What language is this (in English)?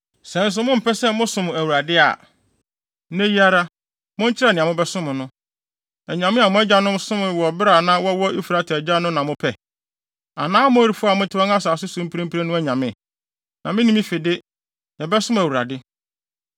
Akan